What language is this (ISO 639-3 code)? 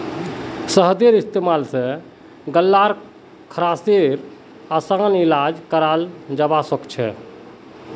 mag